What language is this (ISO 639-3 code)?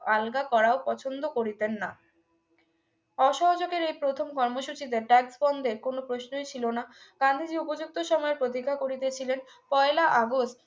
ben